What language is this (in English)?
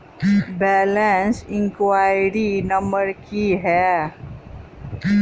Maithili